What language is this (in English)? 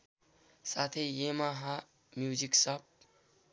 Nepali